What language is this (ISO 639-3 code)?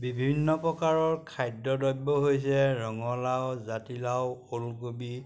asm